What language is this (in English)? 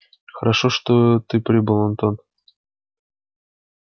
Russian